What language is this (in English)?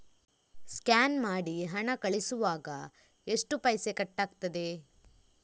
Kannada